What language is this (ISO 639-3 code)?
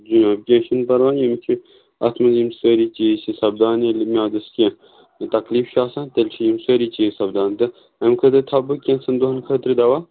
kas